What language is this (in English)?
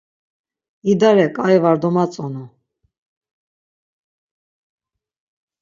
Laz